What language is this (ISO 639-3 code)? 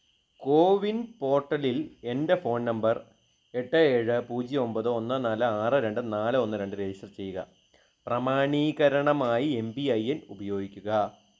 mal